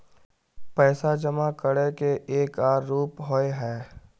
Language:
Magahi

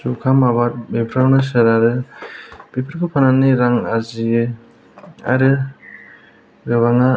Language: Bodo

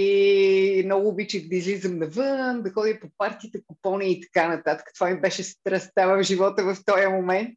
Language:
Bulgarian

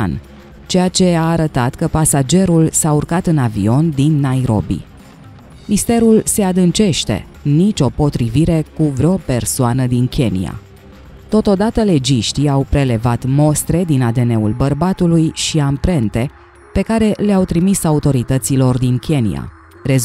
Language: Romanian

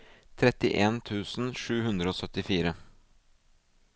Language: Norwegian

